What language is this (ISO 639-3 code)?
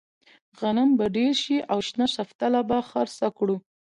pus